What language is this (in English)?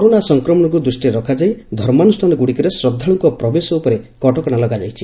Odia